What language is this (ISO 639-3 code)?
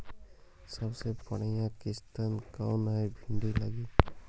mag